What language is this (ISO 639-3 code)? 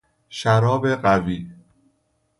fas